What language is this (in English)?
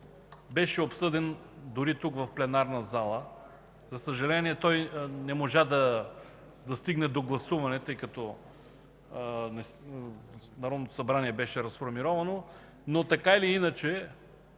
Bulgarian